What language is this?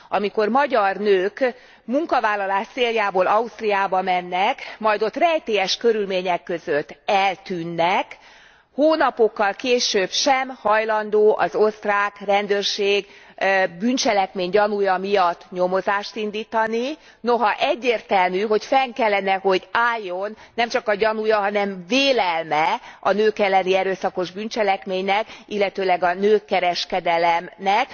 Hungarian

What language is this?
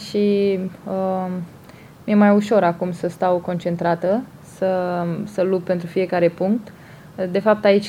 Romanian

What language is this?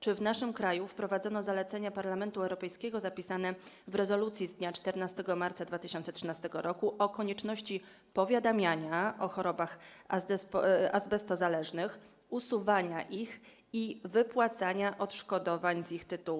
Polish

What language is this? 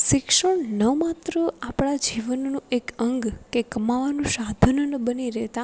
Gujarati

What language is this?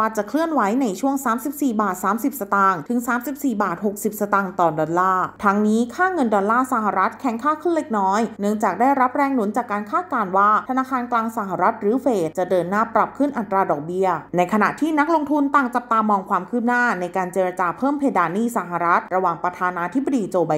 Thai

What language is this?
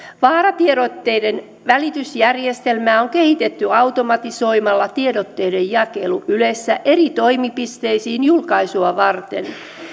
Finnish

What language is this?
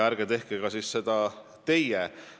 Estonian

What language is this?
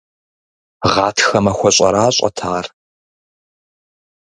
Kabardian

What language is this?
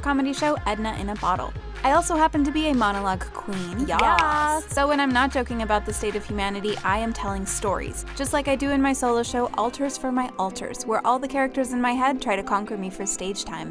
English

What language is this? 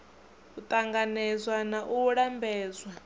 Venda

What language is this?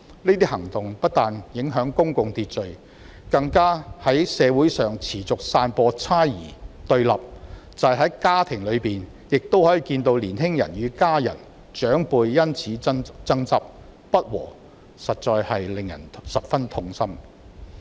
Cantonese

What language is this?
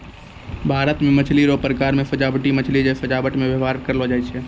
Maithili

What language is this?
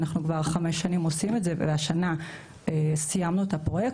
Hebrew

